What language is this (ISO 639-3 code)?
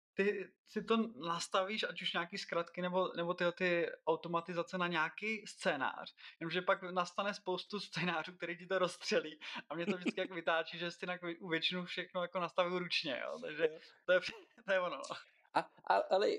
ces